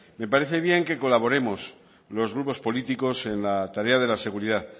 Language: Spanish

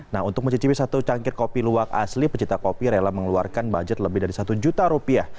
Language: Indonesian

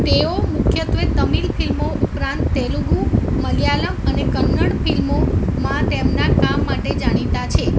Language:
Gujarati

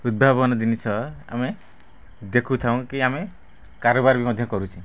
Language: Odia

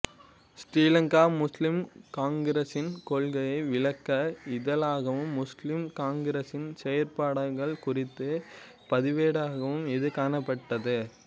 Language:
Tamil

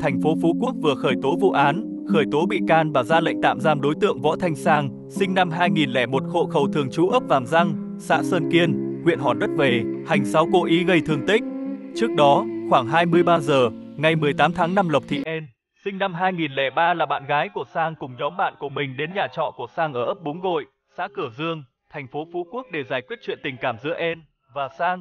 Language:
Vietnamese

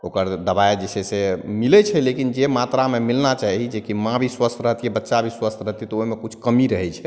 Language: Maithili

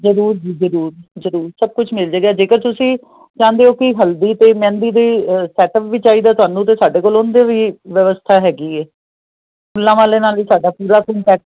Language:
Punjabi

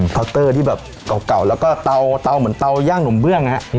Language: Thai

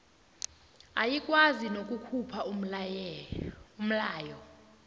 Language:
South Ndebele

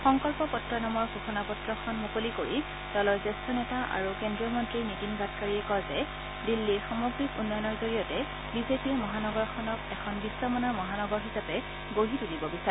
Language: Assamese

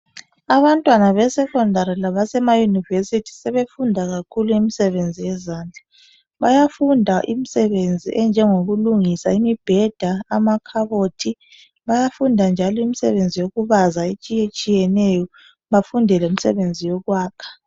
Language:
North Ndebele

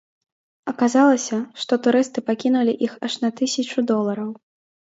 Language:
Belarusian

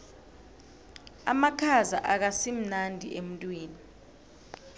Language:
South Ndebele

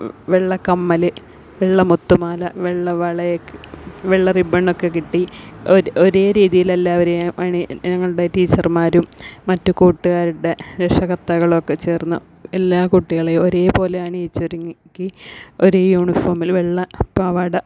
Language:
Malayalam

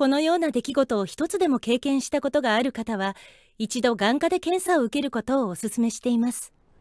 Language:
Japanese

